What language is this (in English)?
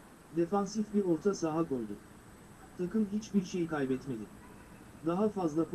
Turkish